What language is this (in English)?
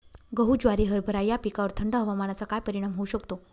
Marathi